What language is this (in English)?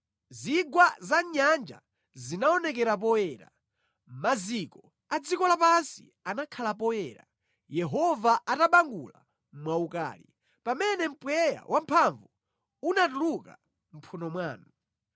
Nyanja